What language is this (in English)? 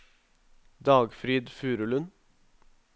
Norwegian